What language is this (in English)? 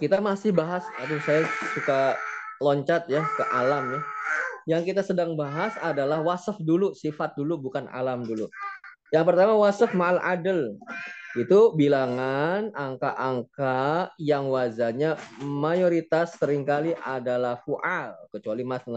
Indonesian